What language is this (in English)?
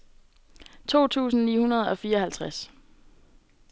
Danish